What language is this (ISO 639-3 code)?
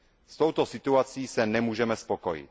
ces